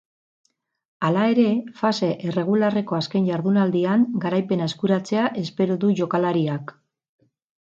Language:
Basque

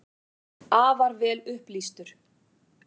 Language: Icelandic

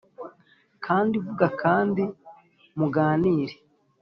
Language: Kinyarwanda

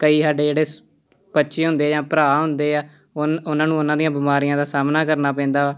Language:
Punjabi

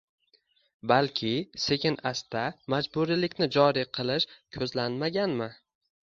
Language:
Uzbek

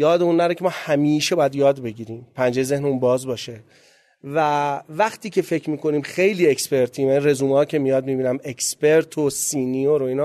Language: Persian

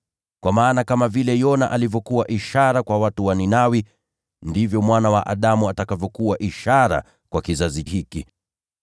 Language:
Swahili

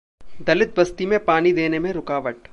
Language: Hindi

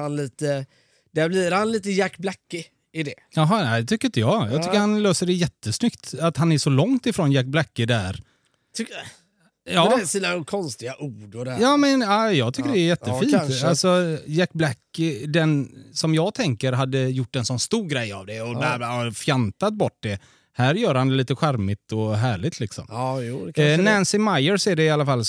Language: Swedish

